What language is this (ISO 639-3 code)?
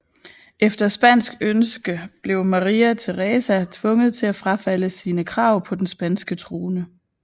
dan